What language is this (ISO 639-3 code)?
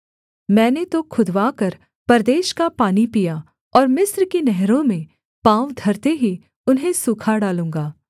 hin